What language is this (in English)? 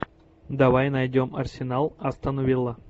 Russian